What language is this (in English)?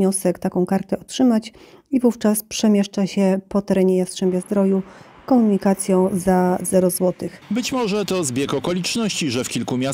Polish